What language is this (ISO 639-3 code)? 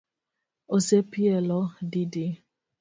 luo